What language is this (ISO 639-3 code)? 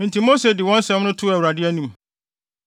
aka